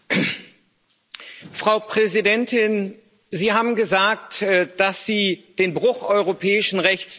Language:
German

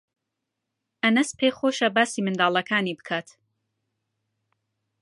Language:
Central Kurdish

